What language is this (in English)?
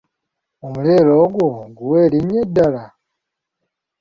Ganda